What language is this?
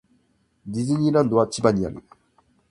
Japanese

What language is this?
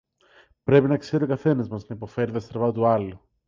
Greek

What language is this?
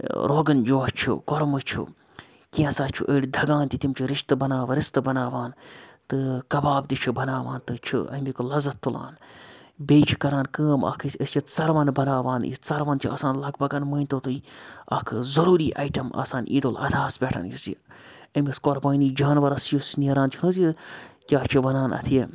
Kashmiri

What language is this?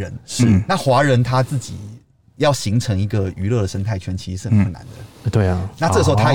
Chinese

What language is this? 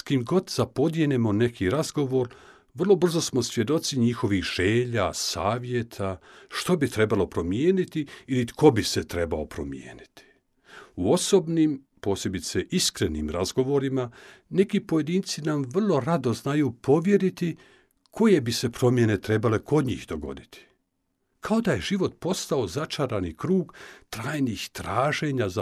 Croatian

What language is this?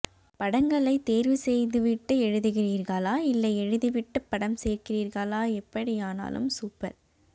Tamil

